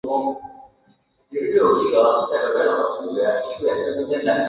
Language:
Chinese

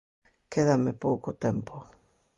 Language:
Galician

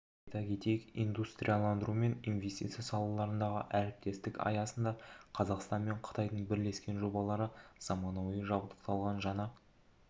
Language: Kazakh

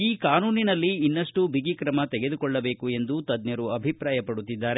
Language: Kannada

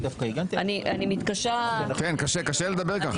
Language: Hebrew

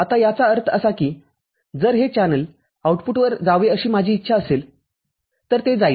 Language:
Marathi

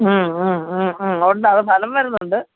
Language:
Malayalam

